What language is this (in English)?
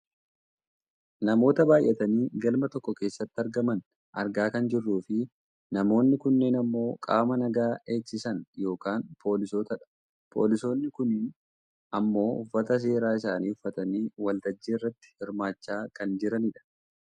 Oromo